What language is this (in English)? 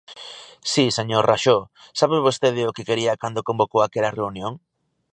Galician